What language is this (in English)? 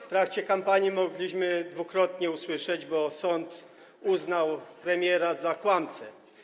Polish